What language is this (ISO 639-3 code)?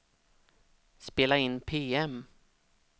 swe